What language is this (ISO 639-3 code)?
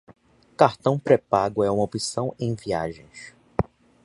por